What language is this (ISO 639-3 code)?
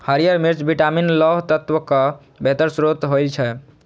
mai